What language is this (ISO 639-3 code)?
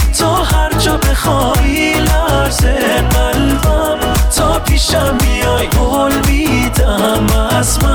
fas